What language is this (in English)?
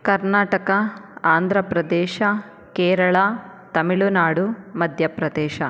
Kannada